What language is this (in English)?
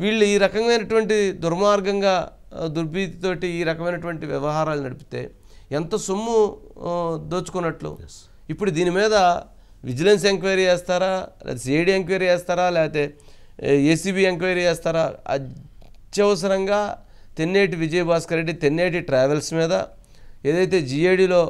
Telugu